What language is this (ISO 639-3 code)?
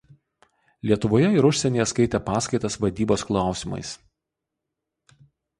lit